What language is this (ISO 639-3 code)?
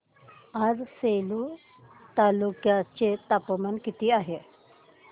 mar